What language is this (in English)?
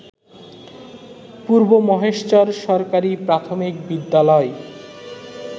Bangla